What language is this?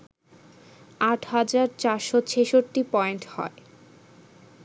Bangla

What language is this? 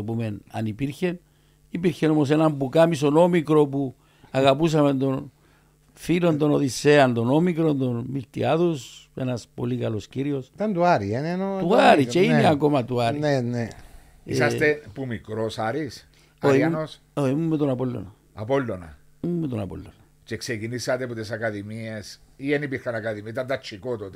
Greek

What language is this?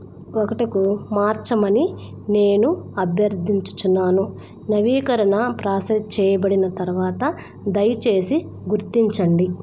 Telugu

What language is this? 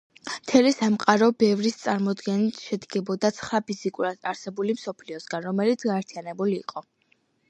Georgian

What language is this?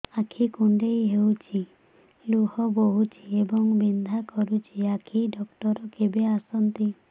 Odia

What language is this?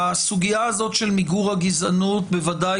Hebrew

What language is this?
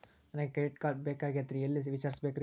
Kannada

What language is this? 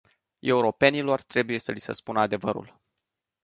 Romanian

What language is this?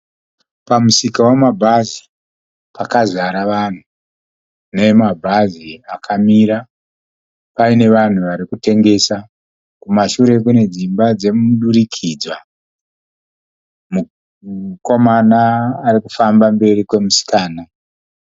Shona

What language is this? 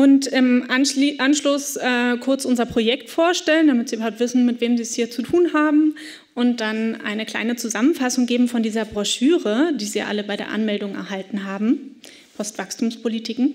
German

